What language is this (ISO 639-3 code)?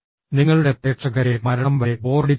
mal